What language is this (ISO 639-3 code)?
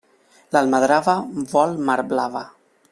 cat